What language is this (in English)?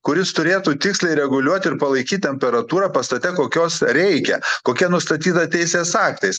Lithuanian